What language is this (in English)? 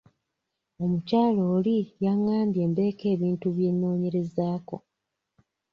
Ganda